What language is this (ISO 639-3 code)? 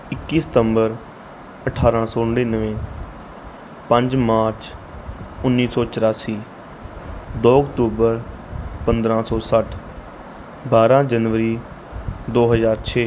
pan